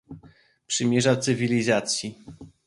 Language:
Polish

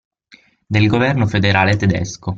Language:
Italian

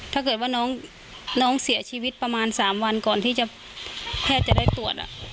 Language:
Thai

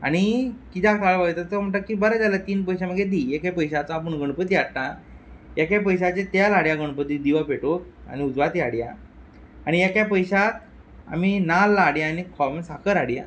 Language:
Konkani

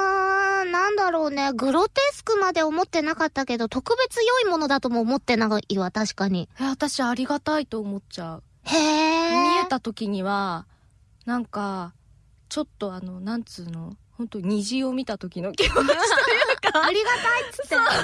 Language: Japanese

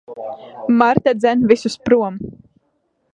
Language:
Latvian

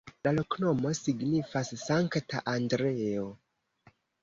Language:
Esperanto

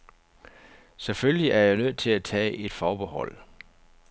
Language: Danish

